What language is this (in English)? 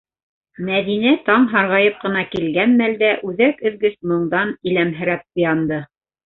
Bashkir